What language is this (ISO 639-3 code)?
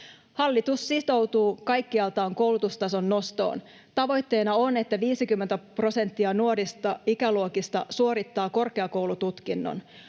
fin